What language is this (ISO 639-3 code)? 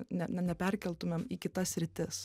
lit